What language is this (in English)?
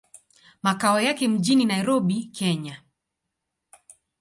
Swahili